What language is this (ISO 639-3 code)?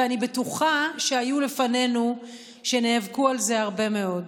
heb